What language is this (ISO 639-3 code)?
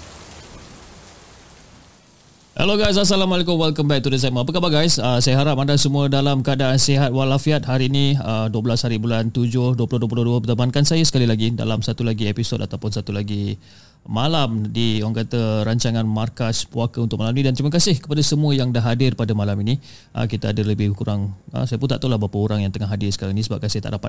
msa